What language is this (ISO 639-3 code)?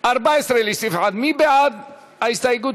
heb